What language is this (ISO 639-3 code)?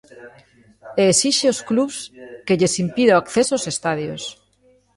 glg